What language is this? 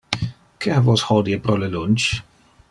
Interlingua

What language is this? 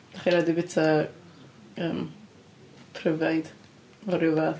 Welsh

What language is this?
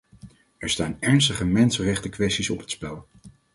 Dutch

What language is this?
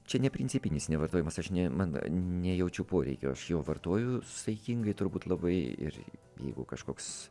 Lithuanian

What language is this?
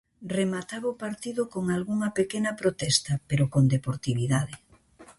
Galician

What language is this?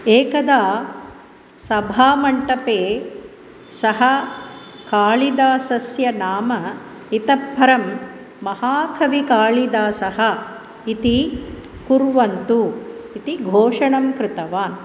Sanskrit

